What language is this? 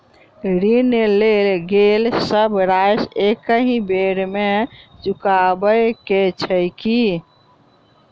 Maithili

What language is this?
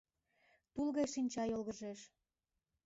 Mari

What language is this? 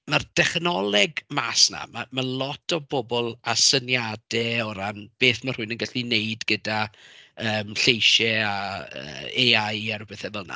Welsh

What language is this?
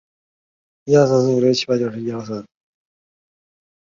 Chinese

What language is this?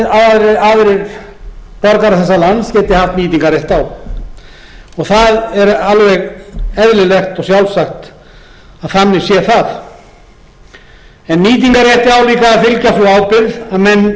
Icelandic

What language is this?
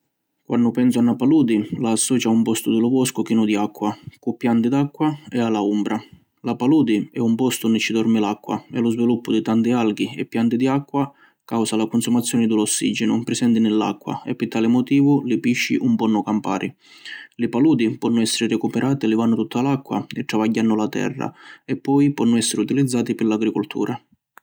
Sicilian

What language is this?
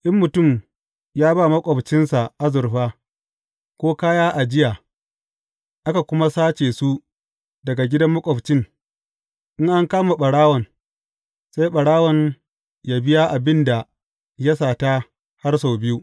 Hausa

